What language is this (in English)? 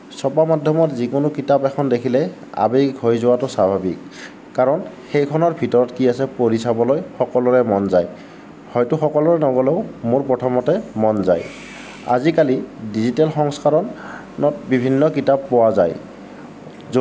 Assamese